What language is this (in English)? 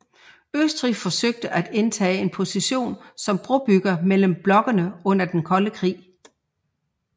Danish